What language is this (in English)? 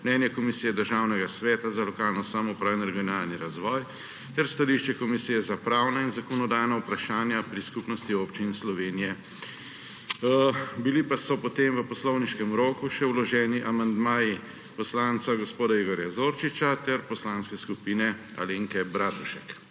Slovenian